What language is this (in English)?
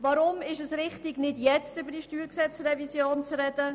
Swiss German